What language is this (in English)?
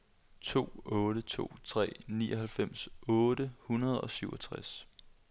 Danish